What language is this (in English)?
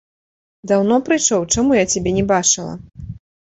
Belarusian